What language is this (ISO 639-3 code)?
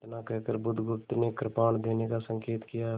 hin